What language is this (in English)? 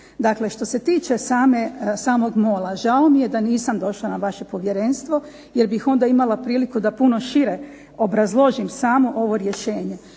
Croatian